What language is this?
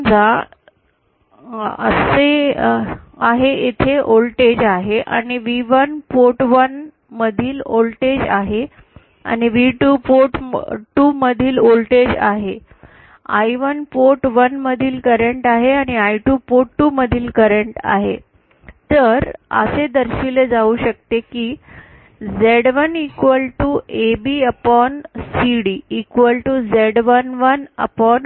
Marathi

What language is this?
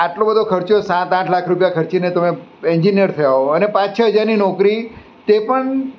Gujarati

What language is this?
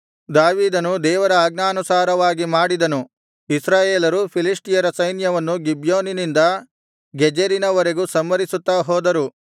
Kannada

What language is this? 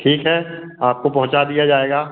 Hindi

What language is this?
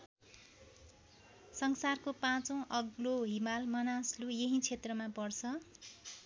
Nepali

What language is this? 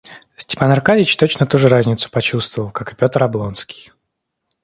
Russian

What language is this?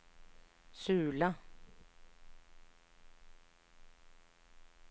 Norwegian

